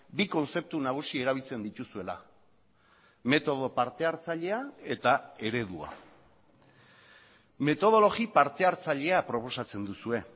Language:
Basque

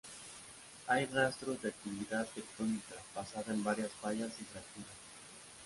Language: Spanish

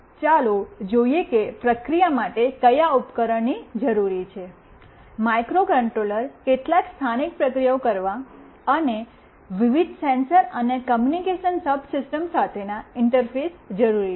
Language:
Gujarati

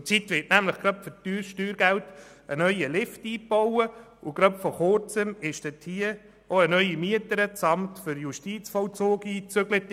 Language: Swiss German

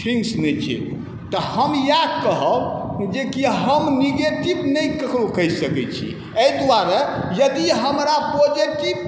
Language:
Maithili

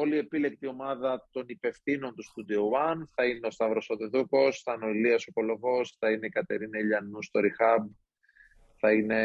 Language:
Greek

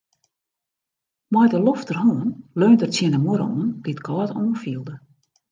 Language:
Western Frisian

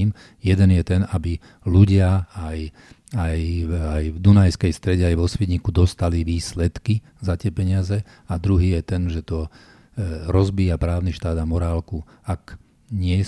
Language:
Slovak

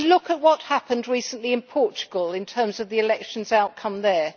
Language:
English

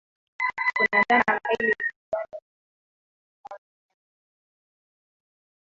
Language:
Swahili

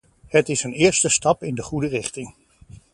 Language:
Dutch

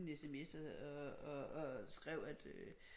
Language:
Danish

